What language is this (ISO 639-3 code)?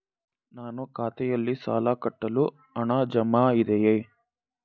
kan